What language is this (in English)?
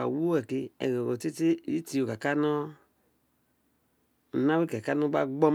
Isekiri